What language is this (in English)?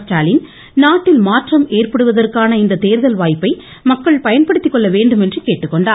Tamil